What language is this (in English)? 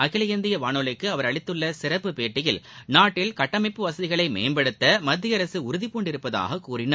Tamil